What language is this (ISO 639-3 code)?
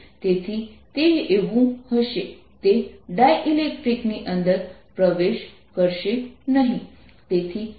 guj